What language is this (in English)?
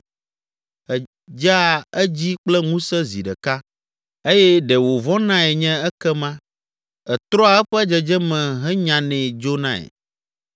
Ewe